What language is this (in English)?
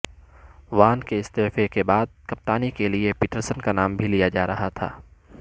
Urdu